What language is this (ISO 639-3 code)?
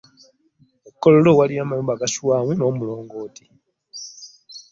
lug